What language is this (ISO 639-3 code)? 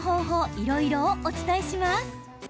jpn